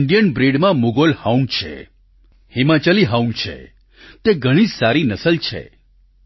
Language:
Gujarati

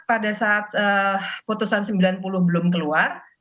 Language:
Indonesian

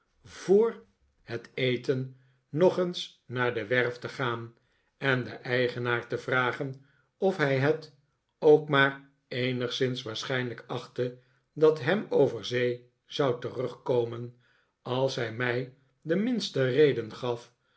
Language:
Dutch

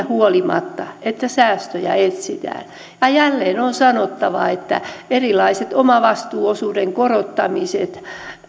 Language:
Finnish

